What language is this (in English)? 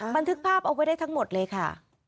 Thai